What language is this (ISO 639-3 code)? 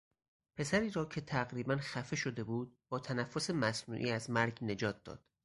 fas